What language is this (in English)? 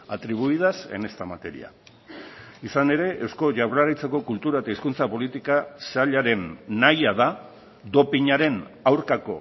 Basque